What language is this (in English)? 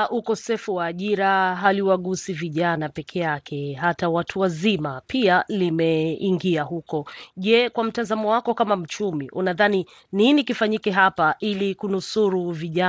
Swahili